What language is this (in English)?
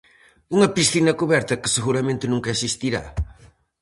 Galician